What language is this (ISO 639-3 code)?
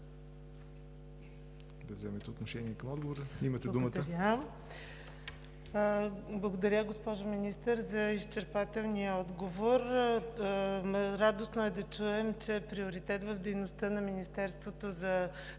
bul